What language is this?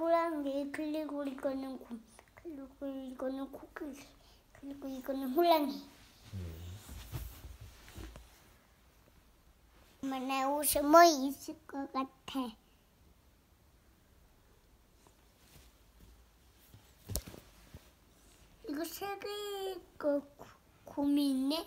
Korean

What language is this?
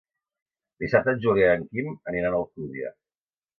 Catalan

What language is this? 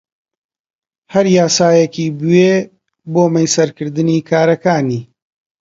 Central Kurdish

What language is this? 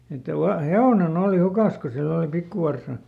Finnish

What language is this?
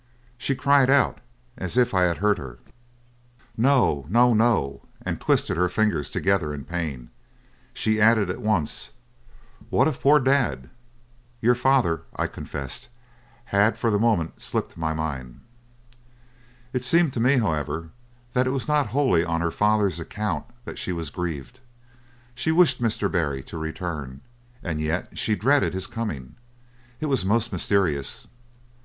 English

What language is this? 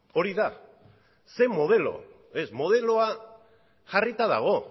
Basque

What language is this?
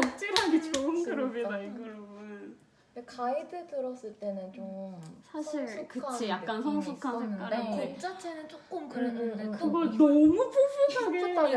Korean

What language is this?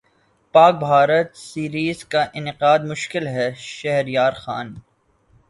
Urdu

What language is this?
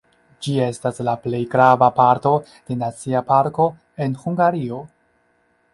Esperanto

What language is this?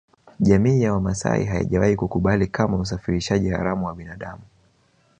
Swahili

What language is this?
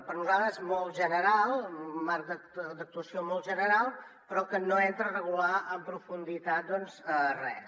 Catalan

